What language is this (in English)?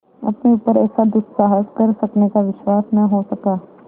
Hindi